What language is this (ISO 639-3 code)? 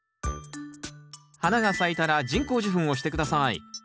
jpn